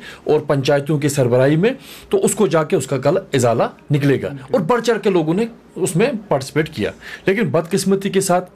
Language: Hindi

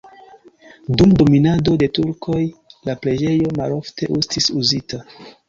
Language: Esperanto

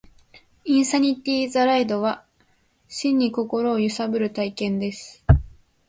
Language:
Japanese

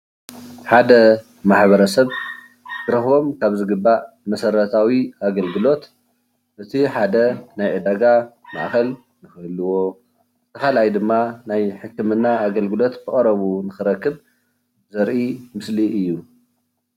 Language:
Tigrinya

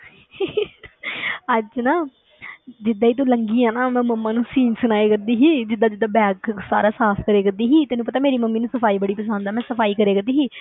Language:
Punjabi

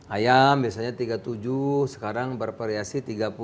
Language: Indonesian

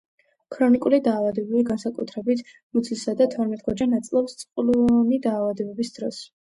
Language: Georgian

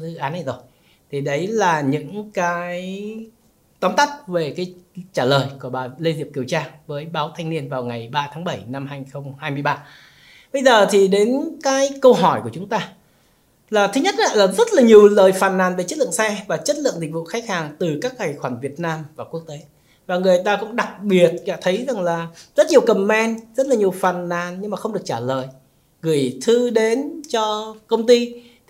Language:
Vietnamese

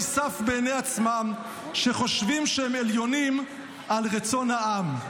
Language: Hebrew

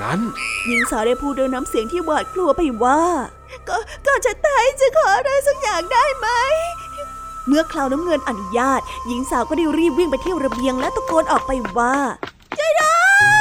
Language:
Thai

